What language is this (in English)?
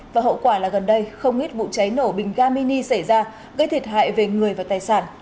Vietnamese